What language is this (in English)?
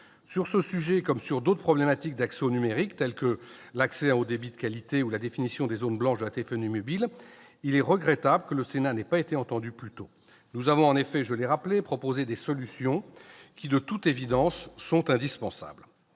French